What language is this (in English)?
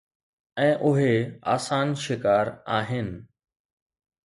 Sindhi